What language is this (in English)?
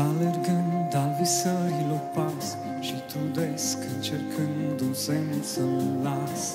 Romanian